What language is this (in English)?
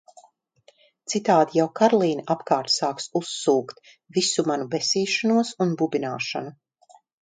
Latvian